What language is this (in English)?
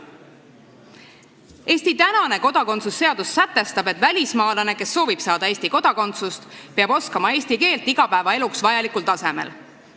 Estonian